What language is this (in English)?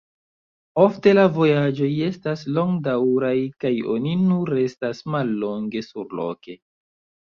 Esperanto